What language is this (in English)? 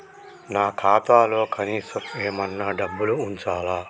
Telugu